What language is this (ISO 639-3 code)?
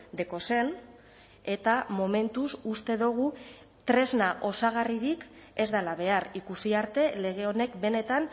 eus